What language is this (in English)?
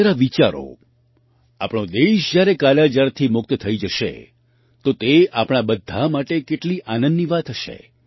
Gujarati